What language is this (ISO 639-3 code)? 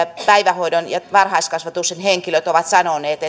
fin